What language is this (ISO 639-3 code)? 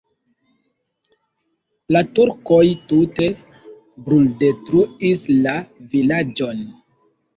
epo